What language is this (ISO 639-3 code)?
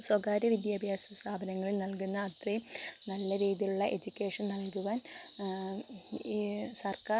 mal